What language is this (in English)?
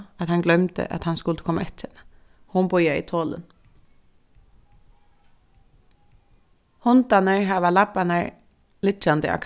Faroese